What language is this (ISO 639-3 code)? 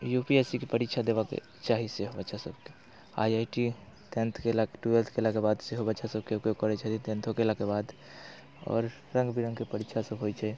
mai